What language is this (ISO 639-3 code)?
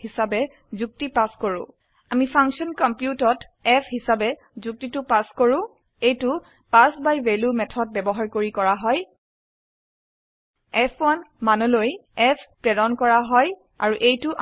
asm